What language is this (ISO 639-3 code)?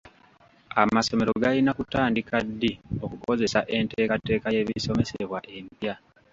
lug